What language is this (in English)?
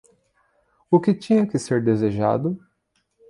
Portuguese